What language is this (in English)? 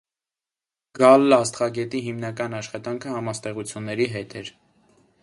Armenian